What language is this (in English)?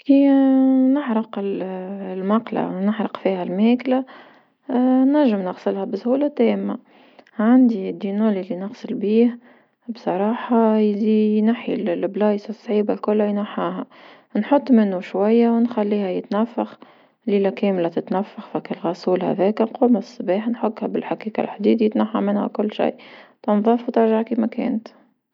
Tunisian Arabic